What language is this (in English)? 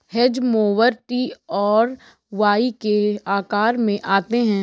Hindi